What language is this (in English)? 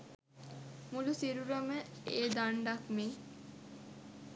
Sinhala